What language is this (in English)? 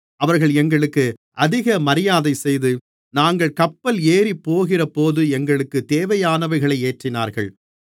Tamil